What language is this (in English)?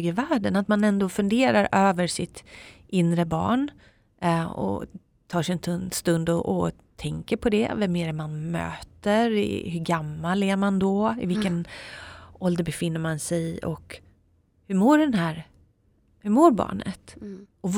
Swedish